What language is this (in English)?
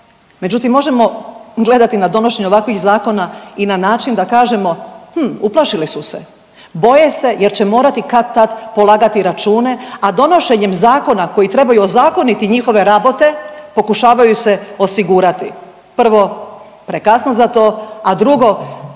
Croatian